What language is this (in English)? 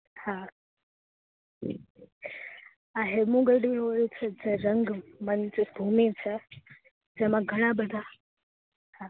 Gujarati